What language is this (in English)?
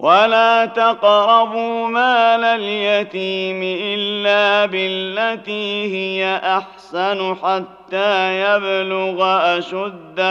Arabic